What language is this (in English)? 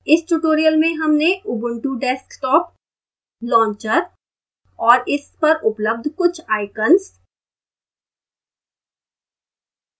Hindi